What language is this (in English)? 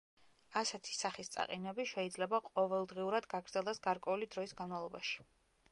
Georgian